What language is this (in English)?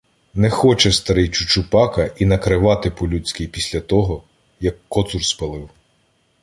Ukrainian